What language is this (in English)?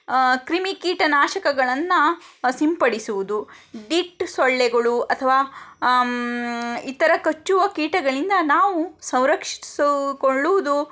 Kannada